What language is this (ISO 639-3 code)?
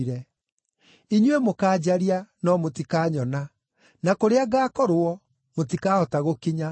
kik